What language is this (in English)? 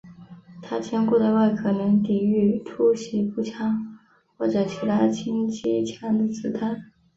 Chinese